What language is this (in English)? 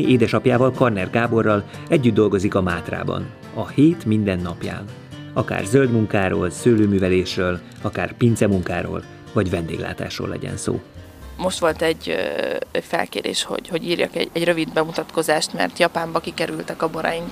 Hungarian